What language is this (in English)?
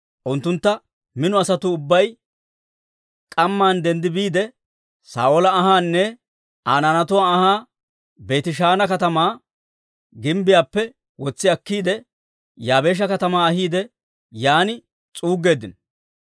Dawro